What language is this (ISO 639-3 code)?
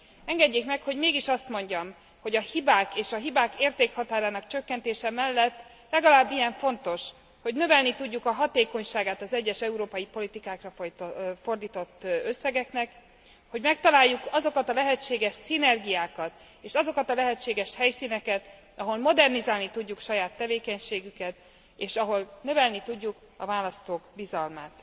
hun